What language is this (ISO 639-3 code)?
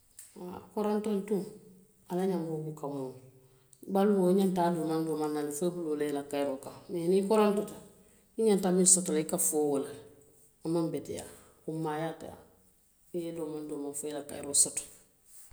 mlq